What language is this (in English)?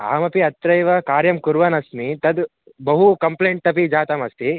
Sanskrit